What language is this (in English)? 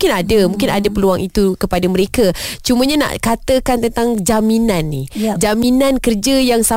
Malay